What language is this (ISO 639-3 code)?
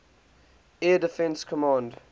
eng